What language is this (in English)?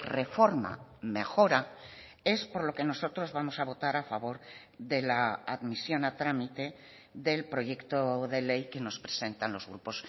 Spanish